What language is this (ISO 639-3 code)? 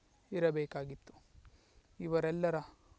kan